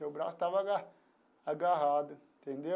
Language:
Portuguese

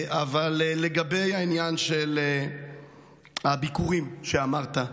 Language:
Hebrew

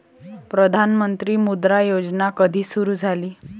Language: Marathi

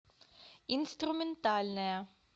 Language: Russian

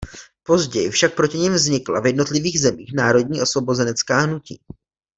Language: Czech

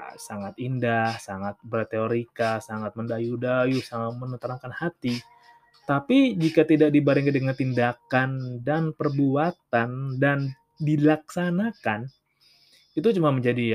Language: Indonesian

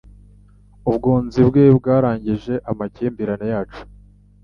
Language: Kinyarwanda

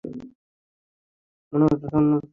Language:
Bangla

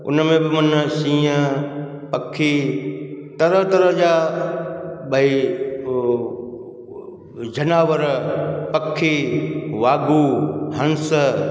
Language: Sindhi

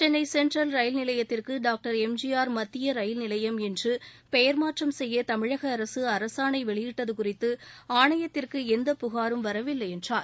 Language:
Tamil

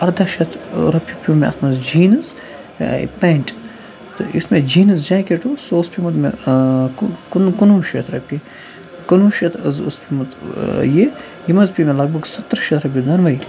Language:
Kashmiri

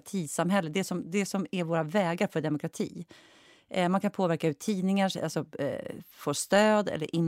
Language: Swedish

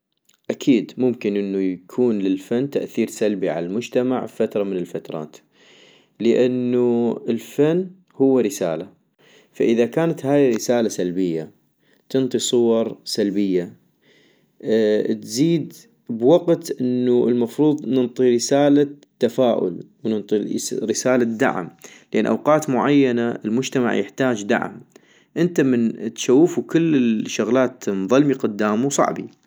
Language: North Mesopotamian Arabic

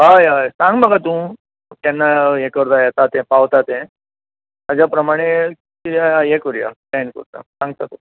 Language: Konkani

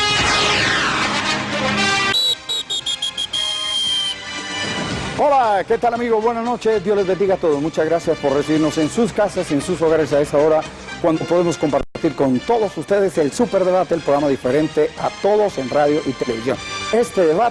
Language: Spanish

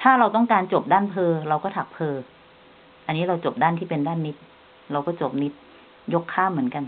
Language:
Thai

